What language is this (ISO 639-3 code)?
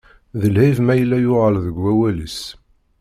kab